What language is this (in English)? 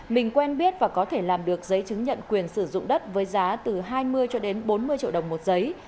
Vietnamese